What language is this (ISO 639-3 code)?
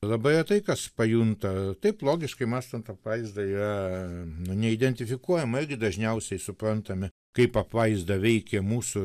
lit